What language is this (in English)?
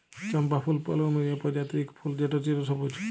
Bangla